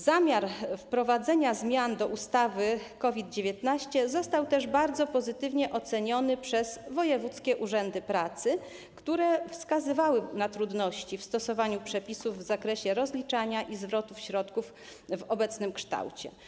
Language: Polish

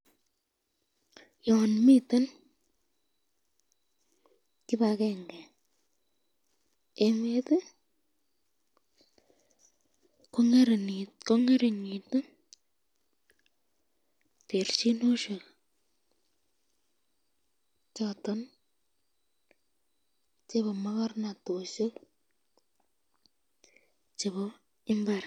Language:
Kalenjin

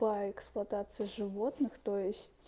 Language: Russian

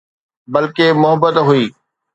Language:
Sindhi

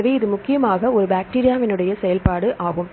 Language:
Tamil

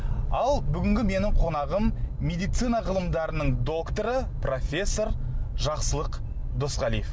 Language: Kazakh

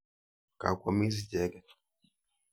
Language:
Kalenjin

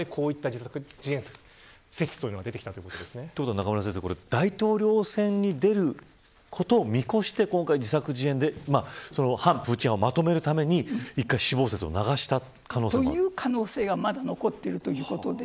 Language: Japanese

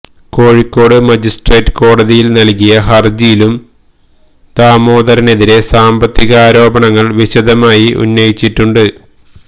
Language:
Malayalam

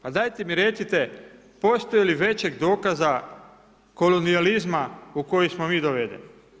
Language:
Croatian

